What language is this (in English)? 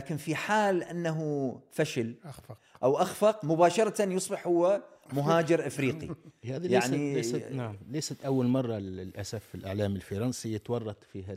Arabic